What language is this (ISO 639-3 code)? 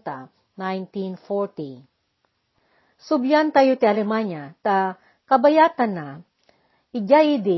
fil